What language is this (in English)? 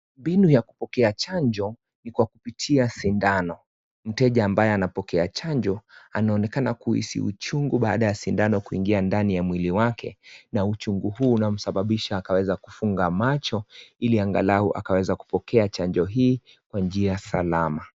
Swahili